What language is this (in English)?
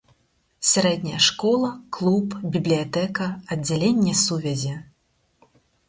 Belarusian